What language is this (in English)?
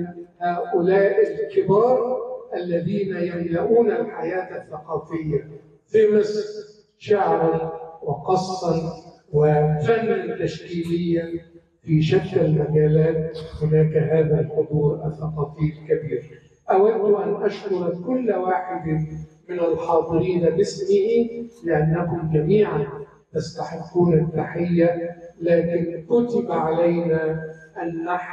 Arabic